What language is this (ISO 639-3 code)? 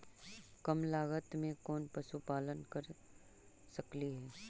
mag